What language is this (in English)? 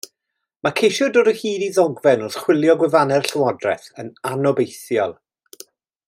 Welsh